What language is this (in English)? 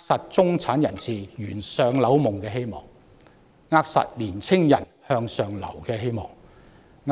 Cantonese